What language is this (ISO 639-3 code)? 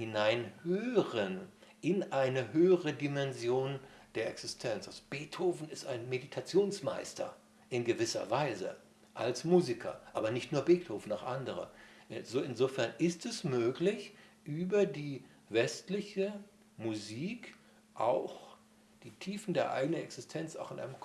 deu